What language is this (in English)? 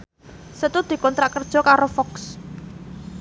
Javanese